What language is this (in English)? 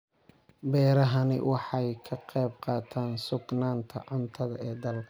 Somali